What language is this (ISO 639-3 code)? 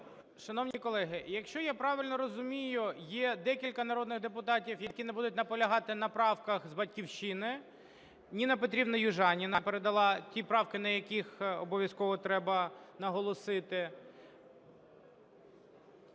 ukr